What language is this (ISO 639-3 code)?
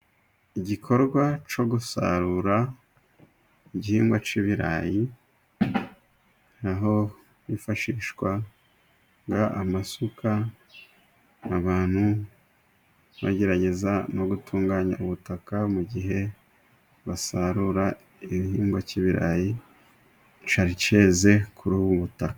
kin